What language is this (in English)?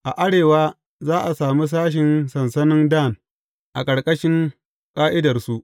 Hausa